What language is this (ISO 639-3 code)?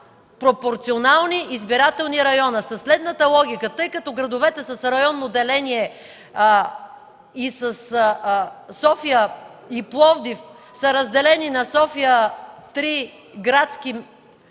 bul